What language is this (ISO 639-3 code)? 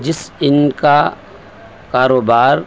urd